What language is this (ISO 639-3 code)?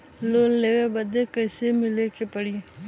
bho